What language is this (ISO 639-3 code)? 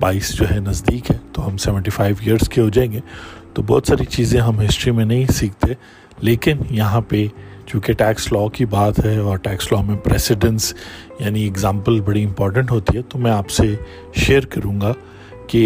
urd